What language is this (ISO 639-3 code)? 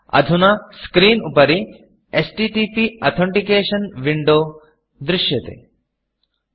san